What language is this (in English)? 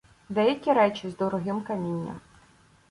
Ukrainian